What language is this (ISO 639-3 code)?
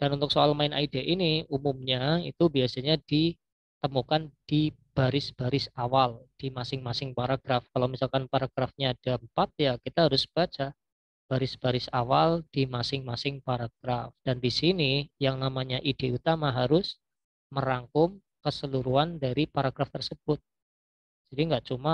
ind